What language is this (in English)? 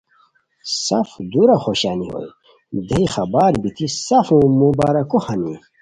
Khowar